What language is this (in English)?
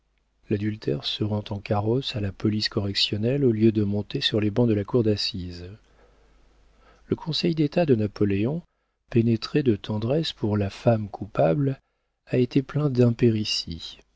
French